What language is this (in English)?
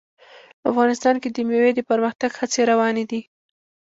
Pashto